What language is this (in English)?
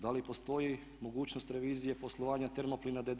Croatian